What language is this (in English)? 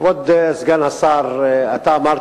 Hebrew